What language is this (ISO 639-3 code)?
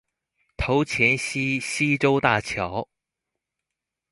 zho